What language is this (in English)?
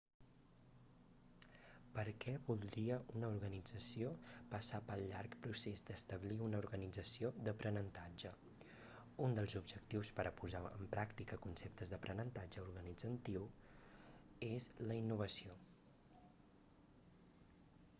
Catalan